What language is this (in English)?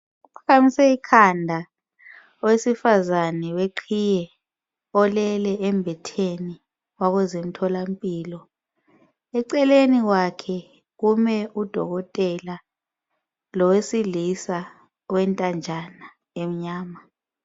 North Ndebele